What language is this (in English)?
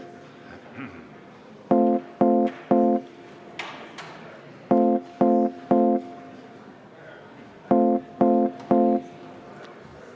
Estonian